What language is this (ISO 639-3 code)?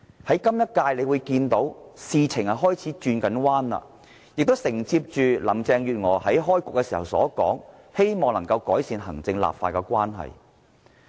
yue